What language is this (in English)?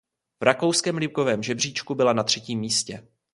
Czech